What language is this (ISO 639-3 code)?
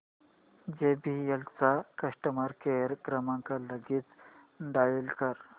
mar